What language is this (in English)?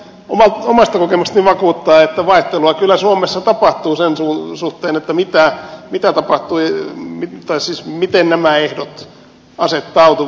Finnish